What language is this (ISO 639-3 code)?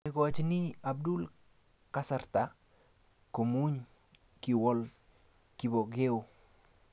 kln